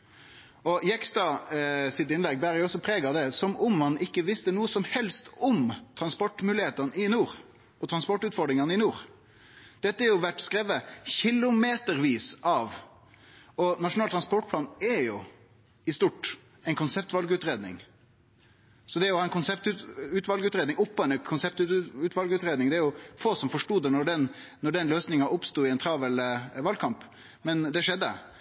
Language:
Norwegian Nynorsk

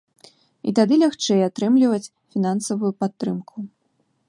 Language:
Belarusian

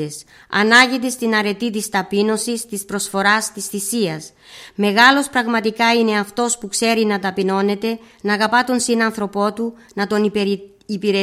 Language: Greek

